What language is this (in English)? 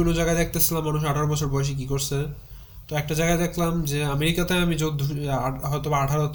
Bangla